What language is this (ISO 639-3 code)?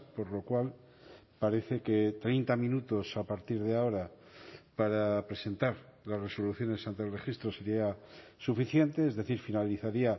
spa